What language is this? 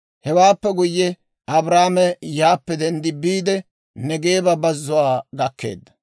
Dawro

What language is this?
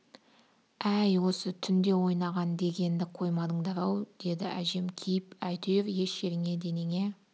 Kazakh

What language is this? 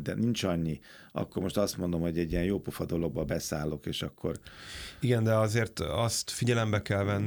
Hungarian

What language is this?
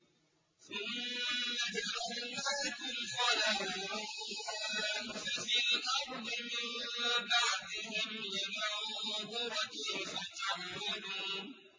Arabic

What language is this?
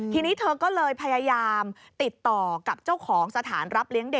Thai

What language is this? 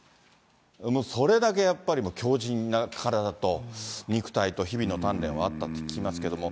Japanese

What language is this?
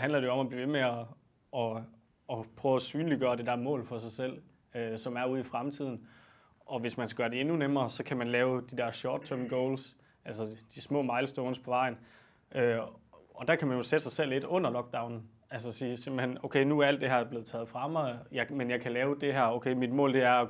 Danish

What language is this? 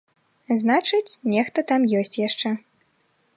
Belarusian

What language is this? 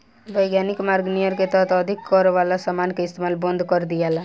Bhojpuri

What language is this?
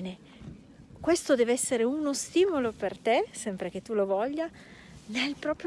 Italian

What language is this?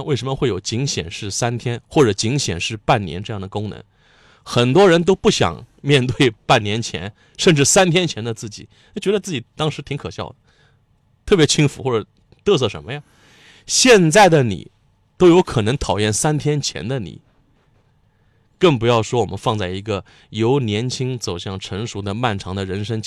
Chinese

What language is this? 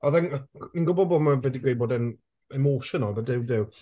Welsh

